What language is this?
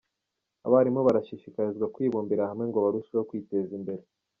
Kinyarwanda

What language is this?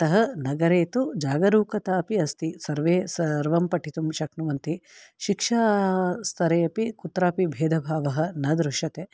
Sanskrit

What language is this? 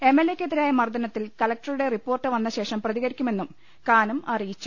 Malayalam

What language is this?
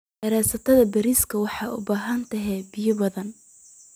Somali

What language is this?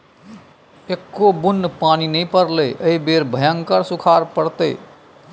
Maithili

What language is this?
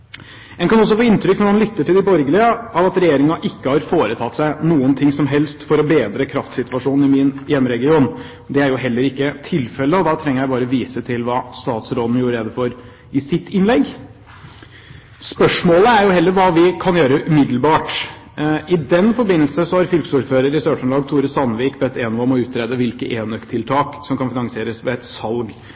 Norwegian Bokmål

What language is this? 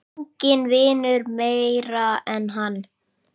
Icelandic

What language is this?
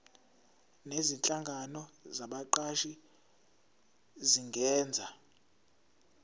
Zulu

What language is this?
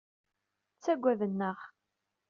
Kabyle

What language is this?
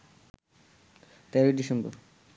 Bangla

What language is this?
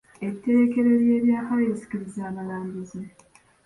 Ganda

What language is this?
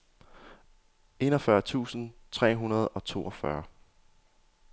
Danish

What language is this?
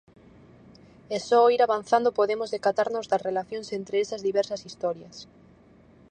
Galician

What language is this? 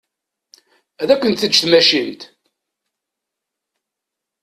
Kabyle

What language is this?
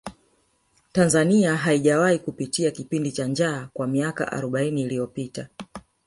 Swahili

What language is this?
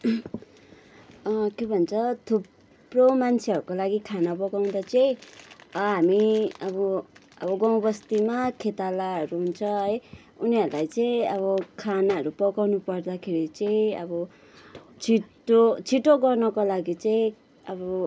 Nepali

